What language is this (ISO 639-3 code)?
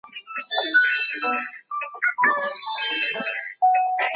zho